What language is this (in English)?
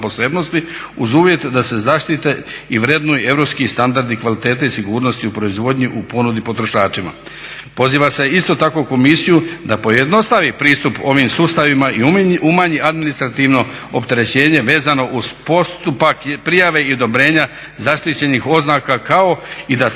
Croatian